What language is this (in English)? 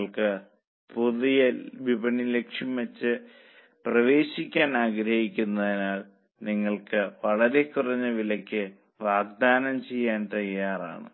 Malayalam